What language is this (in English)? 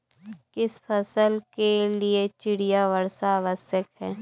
Hindi